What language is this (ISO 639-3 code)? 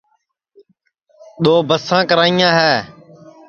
ssi